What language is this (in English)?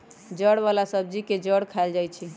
Magahi